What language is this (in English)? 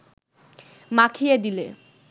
Bangla